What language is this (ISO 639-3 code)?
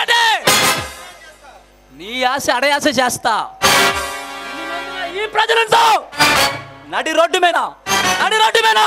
ara